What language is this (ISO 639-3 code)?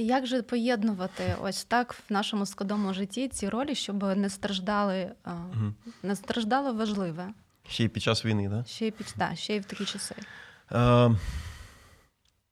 ukr